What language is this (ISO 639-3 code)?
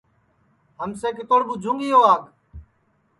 ssi